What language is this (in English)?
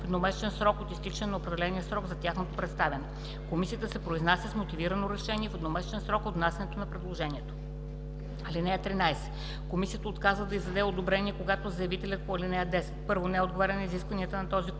Bulgarian